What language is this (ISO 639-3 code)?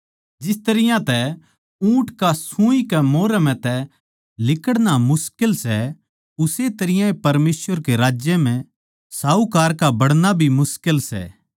bgc